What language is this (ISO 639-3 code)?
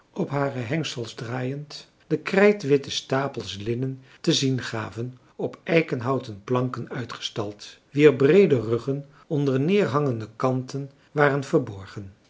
nld